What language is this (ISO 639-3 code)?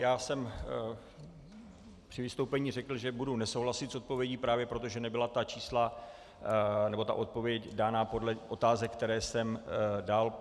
ces